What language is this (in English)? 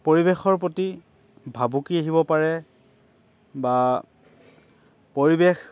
Assamese